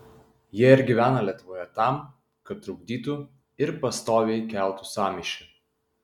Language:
Lithuanian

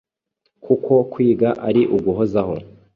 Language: Kinyarwanda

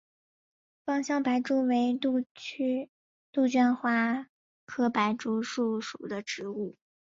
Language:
Chinese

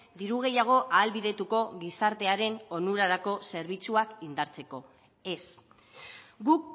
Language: Basque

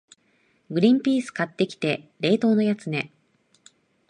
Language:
Japanese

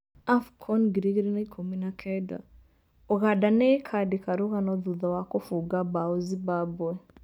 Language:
Kikuyu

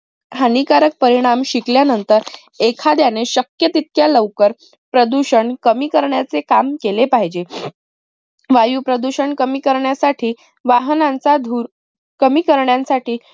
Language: Marathi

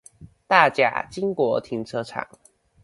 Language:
Chinese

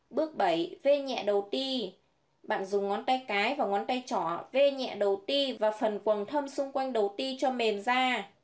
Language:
Vietnamese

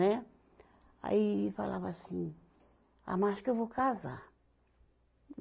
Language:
Portuguese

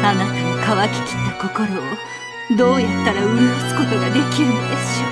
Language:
Japanese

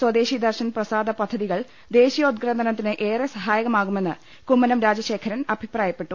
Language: Malayalam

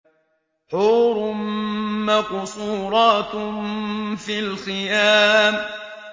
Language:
Arabic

